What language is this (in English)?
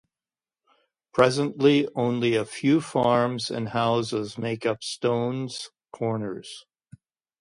English